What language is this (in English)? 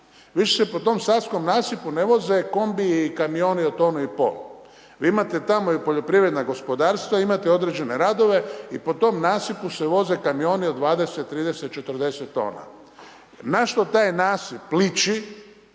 Croatian